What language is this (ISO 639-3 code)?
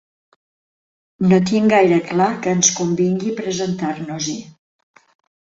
cat